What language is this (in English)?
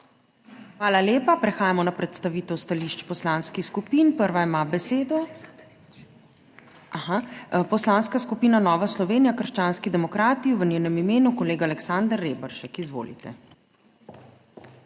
Slovenian